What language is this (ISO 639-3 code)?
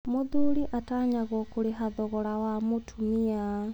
kik